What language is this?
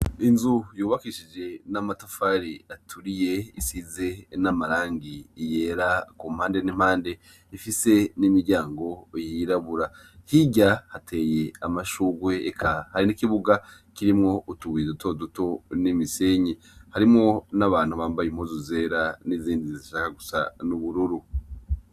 Rundi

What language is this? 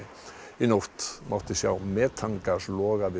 Icelandic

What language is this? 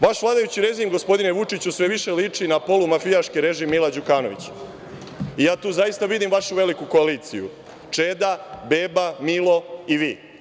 Serbian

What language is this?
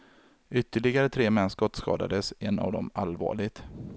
Swedish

